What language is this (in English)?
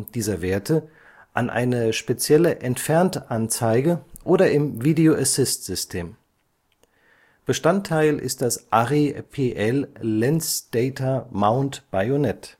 German